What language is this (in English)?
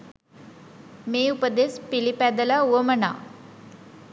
Sinhala